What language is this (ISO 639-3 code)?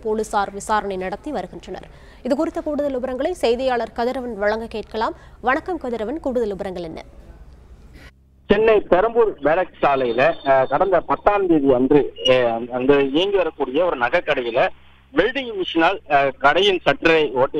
ron